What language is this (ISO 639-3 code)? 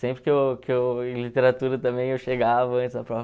por